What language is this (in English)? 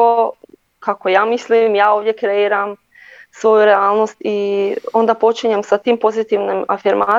Croatian